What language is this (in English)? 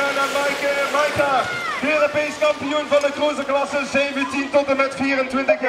Dutch